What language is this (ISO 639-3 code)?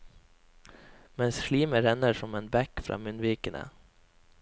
nor